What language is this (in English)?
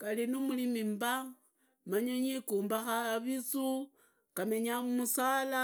Idakho-Isukha-Tiriki